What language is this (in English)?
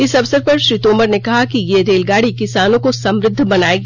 Hindi